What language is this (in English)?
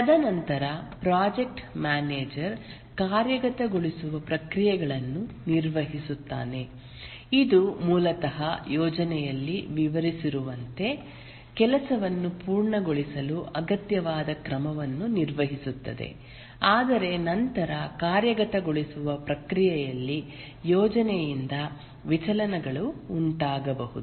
Kannada